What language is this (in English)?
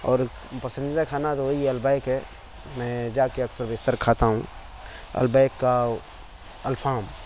Urdu